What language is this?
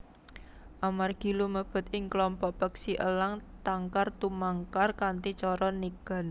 Javanese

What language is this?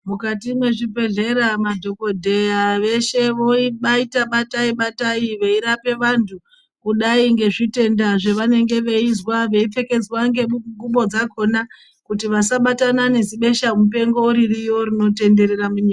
Ndau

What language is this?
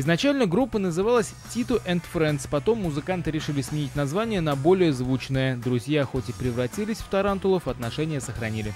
Russian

